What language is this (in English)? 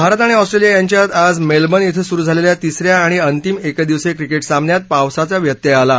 Marathi